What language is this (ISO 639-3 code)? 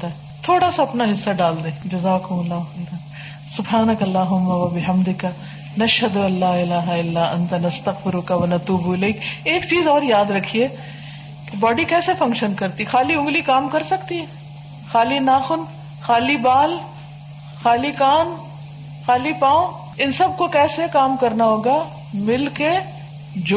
urd